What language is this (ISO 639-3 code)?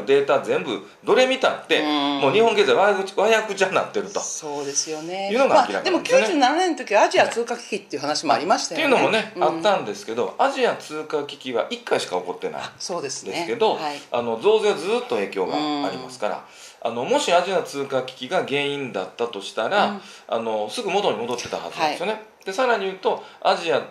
jpn